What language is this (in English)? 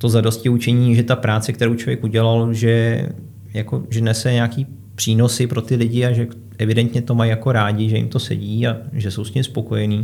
Czech